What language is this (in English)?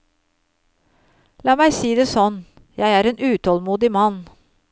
Norwegian